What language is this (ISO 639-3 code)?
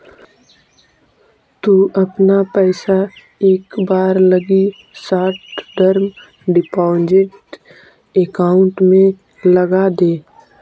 mag